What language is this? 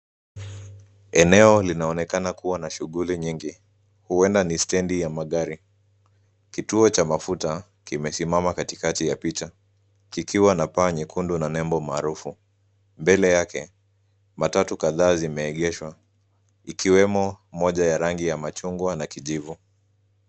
Swahili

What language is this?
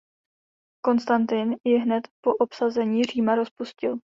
Czech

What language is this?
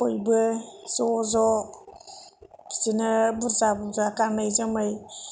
Bodo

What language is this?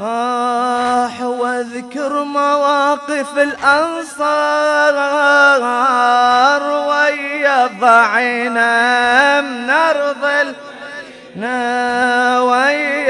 Arabic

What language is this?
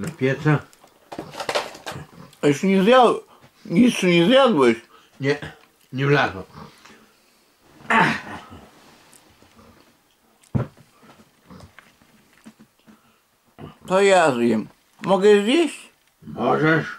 Polish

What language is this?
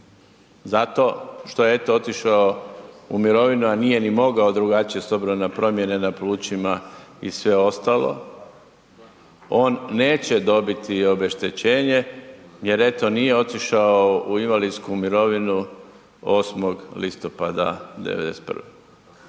Croatian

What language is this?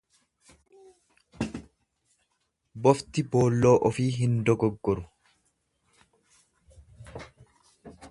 Oromo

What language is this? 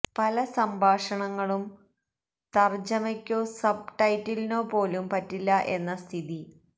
Malayalam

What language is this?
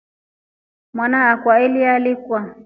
Rombo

